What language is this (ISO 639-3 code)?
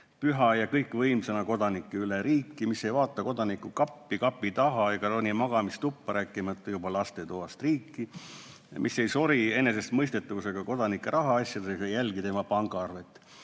est